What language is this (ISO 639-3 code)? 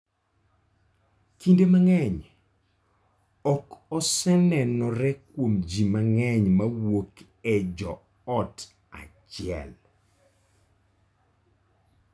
luo